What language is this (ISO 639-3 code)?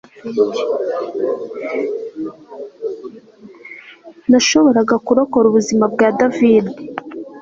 kin